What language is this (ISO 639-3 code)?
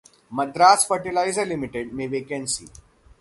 hin